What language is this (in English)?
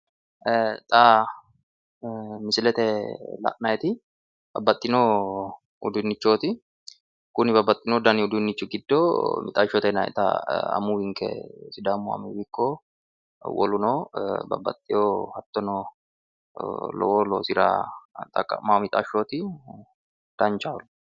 Sidamo